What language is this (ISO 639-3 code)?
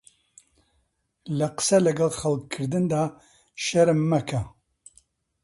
ckb